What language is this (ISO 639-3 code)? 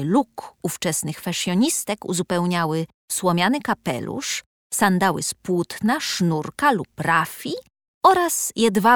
pol